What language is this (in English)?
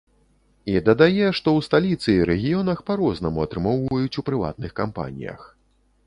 Belarusian